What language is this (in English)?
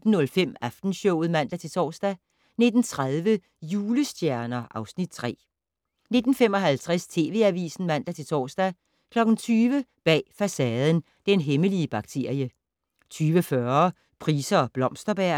Danish